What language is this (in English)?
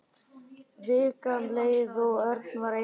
Icelandic